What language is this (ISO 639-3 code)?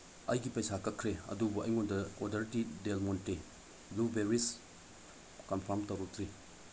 mni